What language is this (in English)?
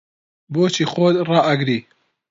Central Kurdish